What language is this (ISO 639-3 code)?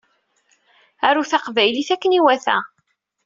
kab